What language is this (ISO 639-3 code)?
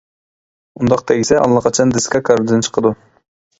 uig